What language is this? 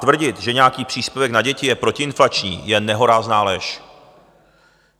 Czech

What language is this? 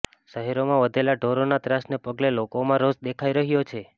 Gujarati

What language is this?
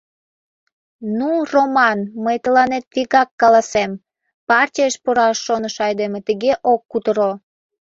Mari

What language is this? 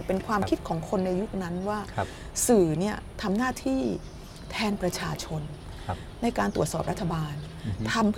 Thai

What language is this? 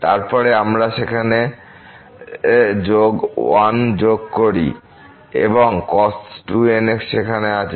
Bangla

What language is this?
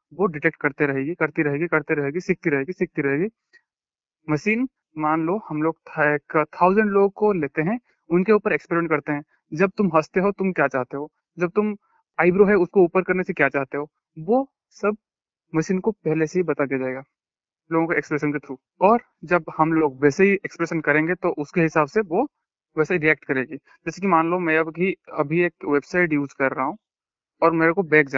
Hindi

